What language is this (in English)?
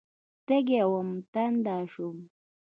Pashto